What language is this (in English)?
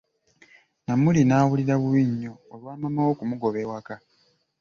Ganda